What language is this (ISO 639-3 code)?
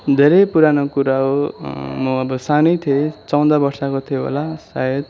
nep